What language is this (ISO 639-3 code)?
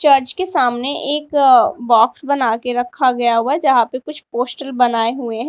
hin